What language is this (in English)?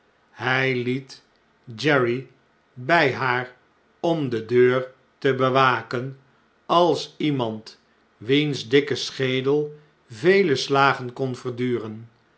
Dutch